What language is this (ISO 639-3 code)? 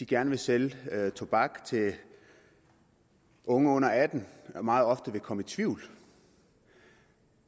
dan